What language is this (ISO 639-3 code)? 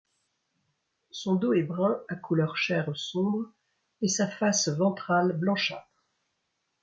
fra